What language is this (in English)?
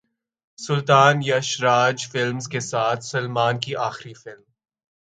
Urdu